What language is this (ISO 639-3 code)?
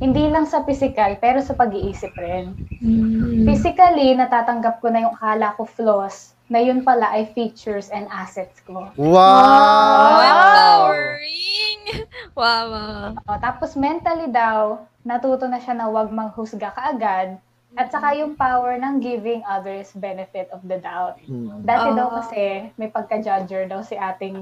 fil